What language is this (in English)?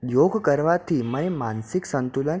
Gujarati